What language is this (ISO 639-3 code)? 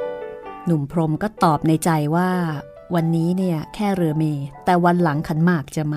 tha